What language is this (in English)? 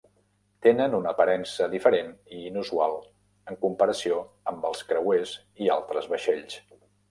Catalan